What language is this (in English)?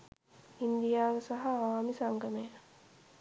Sinhala